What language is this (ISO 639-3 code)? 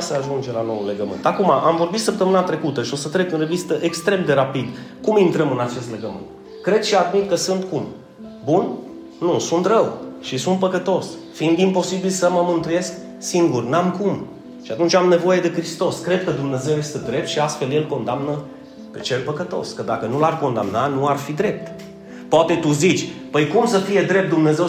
ron